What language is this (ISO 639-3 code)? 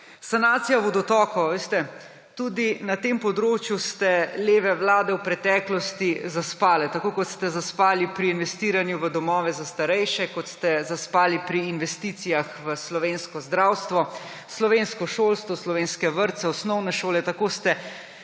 slv